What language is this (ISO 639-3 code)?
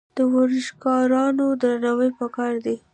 pus